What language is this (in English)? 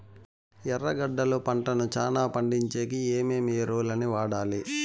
Telugu